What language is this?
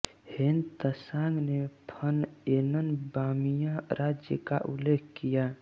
Hindi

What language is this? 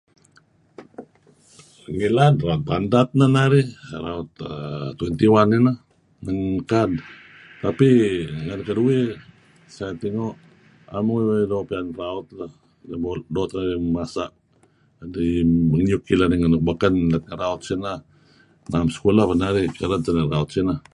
Kelabit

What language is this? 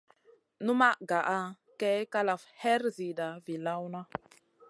Masana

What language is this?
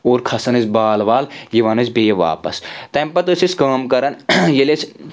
Kashmiri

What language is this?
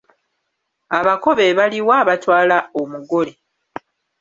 Ganda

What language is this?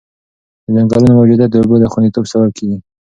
Pashto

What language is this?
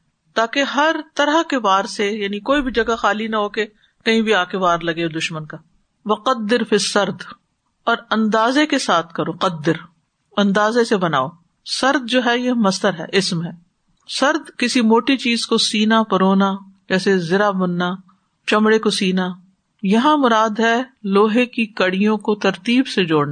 Urdu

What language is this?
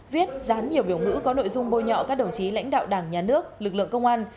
Vietnamese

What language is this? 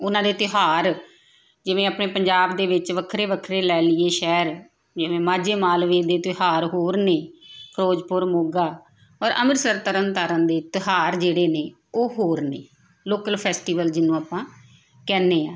Punjabi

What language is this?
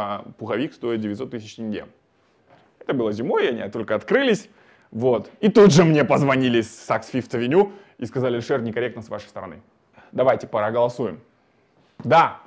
Russian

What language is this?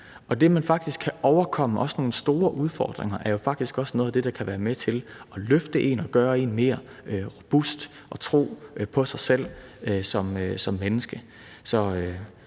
Danish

